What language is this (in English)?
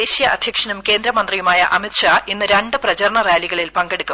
Malayalam